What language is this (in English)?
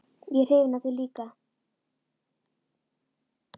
Icelandic